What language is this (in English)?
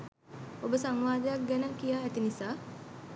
Sinhala